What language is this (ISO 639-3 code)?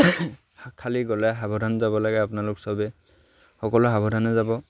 asm